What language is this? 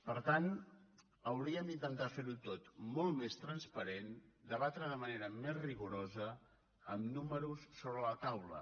Catalan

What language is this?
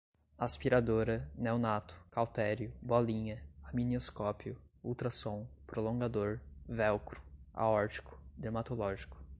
Portuguese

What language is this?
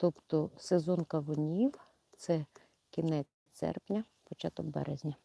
Ukrainian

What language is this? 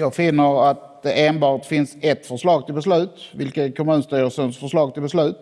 Swedish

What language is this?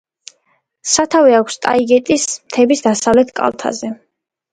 Georgian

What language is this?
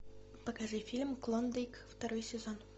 Russian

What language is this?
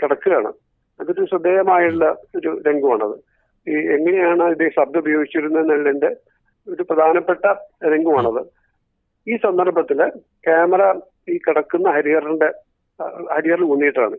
Malayalam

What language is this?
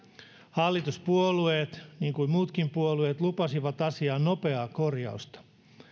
Finnish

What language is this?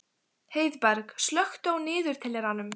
Icelandic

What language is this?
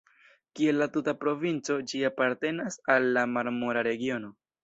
Esperanto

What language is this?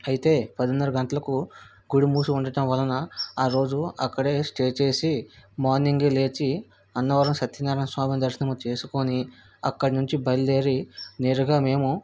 Telugu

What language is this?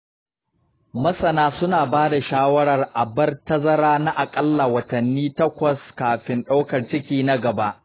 Hausa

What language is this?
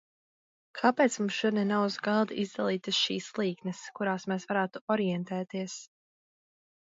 Latvian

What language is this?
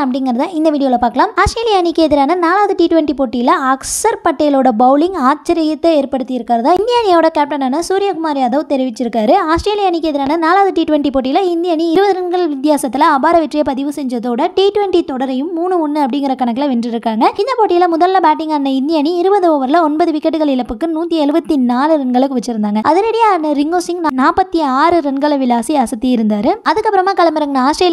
Arabic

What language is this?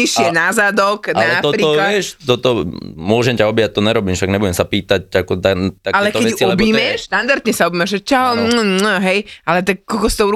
Slovak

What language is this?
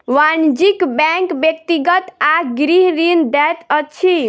Maithili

